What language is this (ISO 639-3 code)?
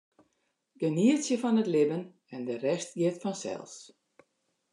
fry